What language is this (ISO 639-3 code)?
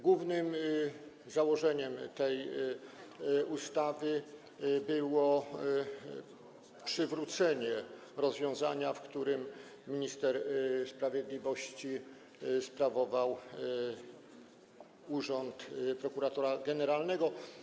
pol